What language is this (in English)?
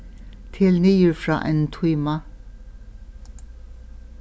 Faroese